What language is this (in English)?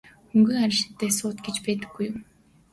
Mongolian